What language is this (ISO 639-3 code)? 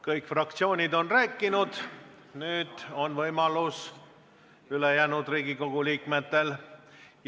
est